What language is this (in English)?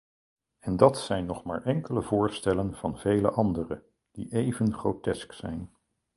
Dutch